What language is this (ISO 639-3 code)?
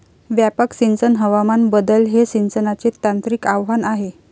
mar